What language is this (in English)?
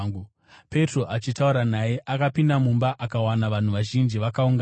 Shona